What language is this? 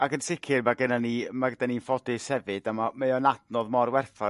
Welsh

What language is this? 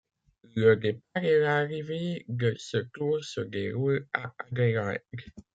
French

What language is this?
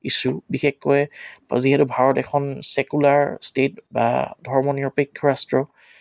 Assamese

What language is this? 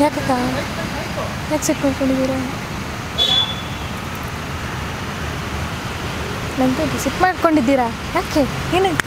Kannada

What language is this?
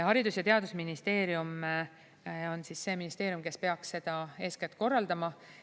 Estonian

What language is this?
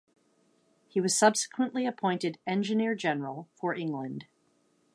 English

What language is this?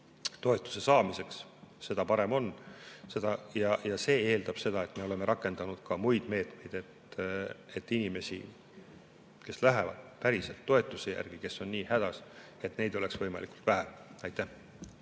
Estonian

